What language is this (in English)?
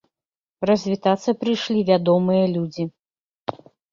Belarusian